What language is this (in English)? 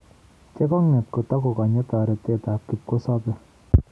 Kalenjin